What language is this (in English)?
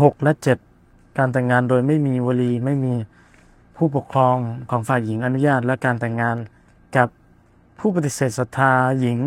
Thai